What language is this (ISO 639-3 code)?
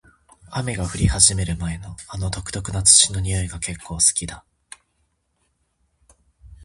jpn